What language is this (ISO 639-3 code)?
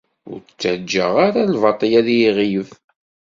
kab